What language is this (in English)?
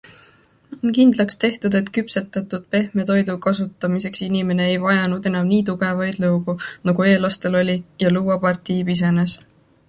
Estonian